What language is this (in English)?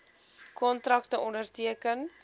Afrikaans